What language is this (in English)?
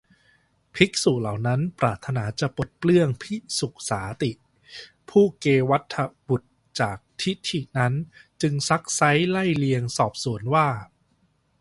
Thai